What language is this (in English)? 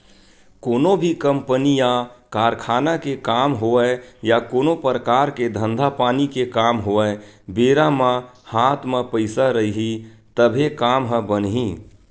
Chhattisgarhi